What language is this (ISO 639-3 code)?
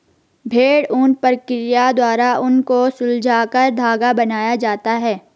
hin